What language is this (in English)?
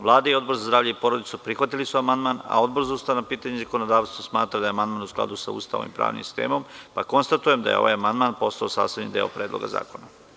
Serbian